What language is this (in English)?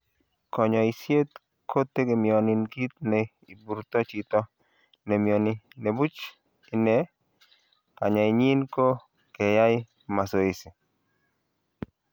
Kalenjin